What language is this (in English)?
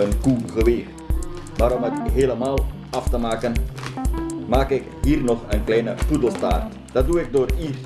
Dutch